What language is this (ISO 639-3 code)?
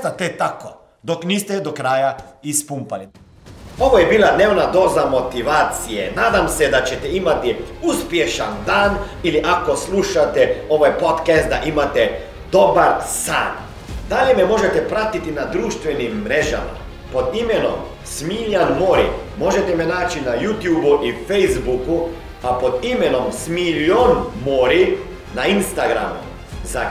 hrv